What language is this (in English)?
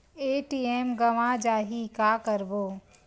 Chhattisgarhi